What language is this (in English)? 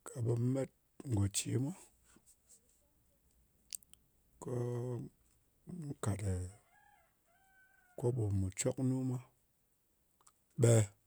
Ngas